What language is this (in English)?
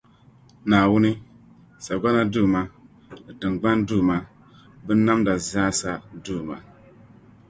Dagbani